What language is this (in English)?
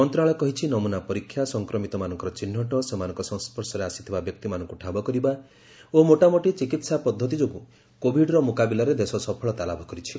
Odia